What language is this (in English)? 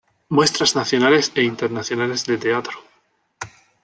Spanish